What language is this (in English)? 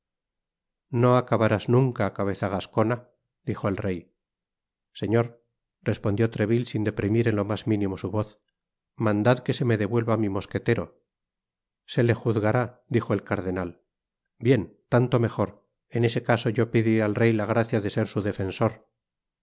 Spanish